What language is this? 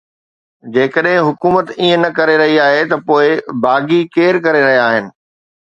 Sindhi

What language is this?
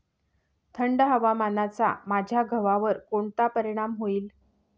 Marathi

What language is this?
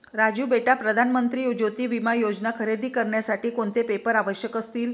Marathi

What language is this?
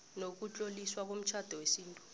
South Ndebele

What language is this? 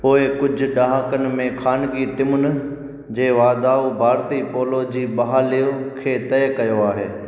Sindhi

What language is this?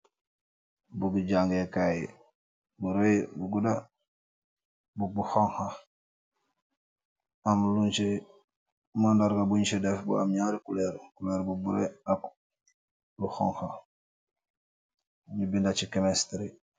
Wolof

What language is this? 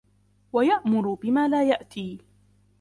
Arabic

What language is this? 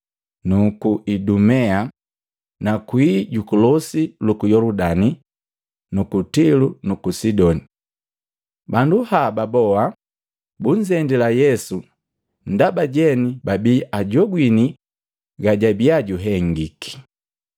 Matengo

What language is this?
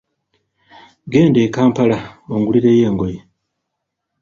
Ganda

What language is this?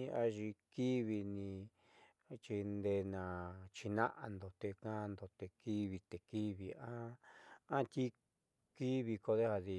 Southeastern Nochixtlán Mixtec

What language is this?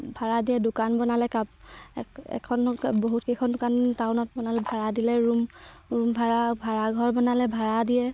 Assamese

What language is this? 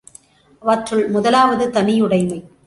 Tamil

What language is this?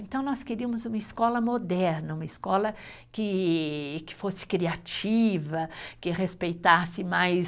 Portuguese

